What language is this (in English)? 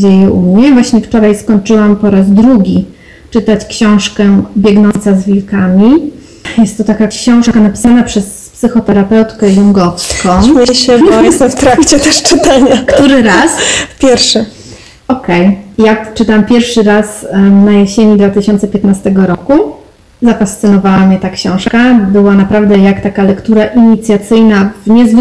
Polish